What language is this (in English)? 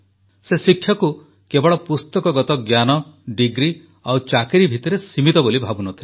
Odia